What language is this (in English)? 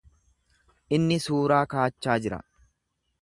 Oromo